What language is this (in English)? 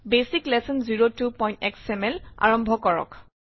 Assamese